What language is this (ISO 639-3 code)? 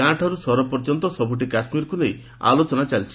ori